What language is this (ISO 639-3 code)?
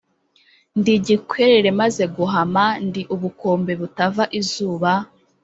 kin